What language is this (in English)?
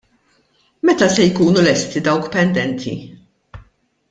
Maltese